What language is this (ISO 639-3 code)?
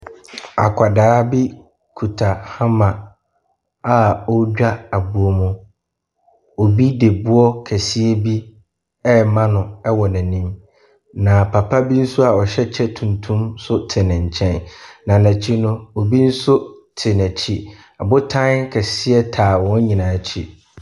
aka